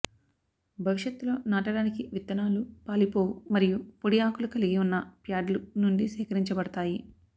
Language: Telugu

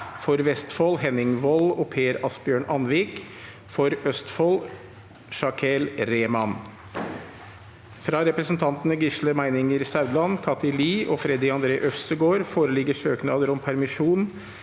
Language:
Norwegian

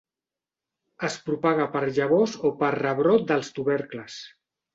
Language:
Catalan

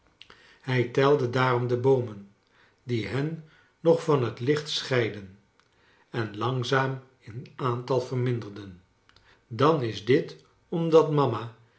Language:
Dutch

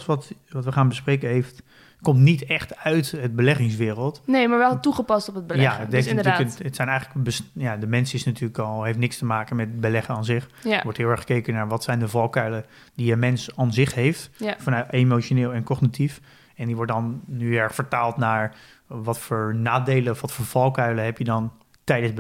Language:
Dutch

